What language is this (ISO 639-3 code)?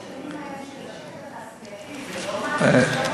heb